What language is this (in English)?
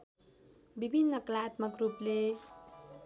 Nepali